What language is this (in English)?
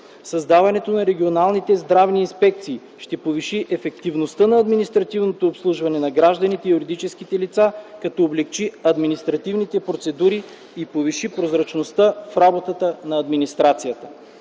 Bulgarian